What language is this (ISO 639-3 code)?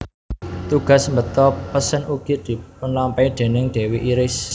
jav